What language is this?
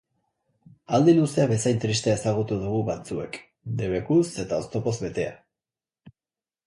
Basque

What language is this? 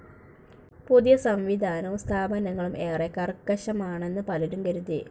Malayalam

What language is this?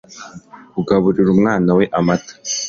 Kinyarwanda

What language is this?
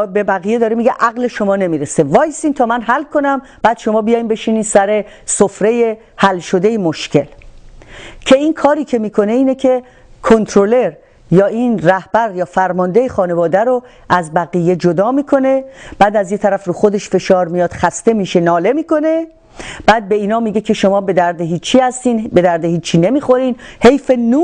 Persian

